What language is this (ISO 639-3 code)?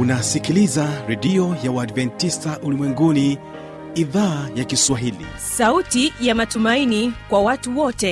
swa